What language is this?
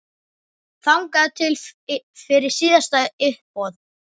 Icelandic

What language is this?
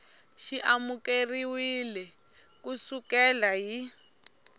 Tsonga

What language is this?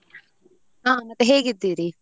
Kannada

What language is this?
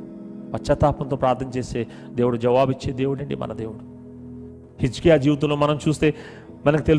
Telugu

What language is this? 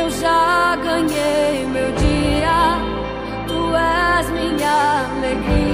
Romanian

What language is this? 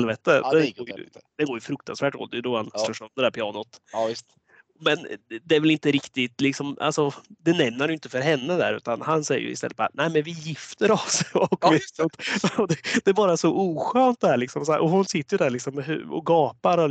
Swedish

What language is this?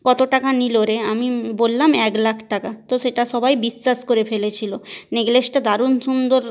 Bangla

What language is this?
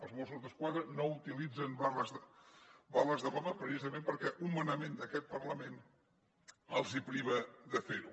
Catalan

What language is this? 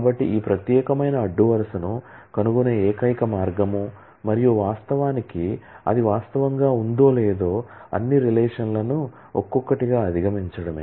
Telugu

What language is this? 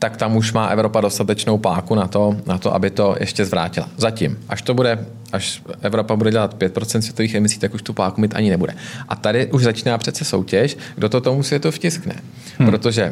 Czech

